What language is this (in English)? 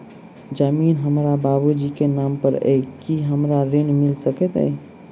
Maithili